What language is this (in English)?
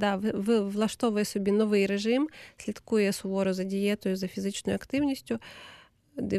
Ukrainian